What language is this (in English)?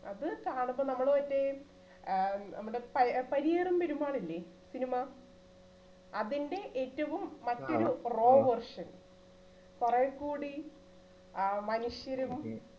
Malayalam